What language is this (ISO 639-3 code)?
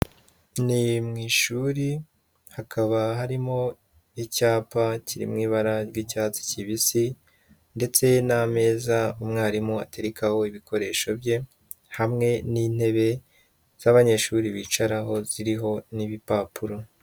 kin